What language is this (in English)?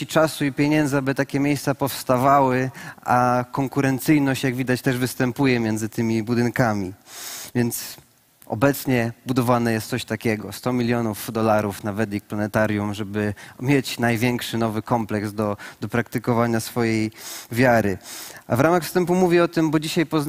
Polish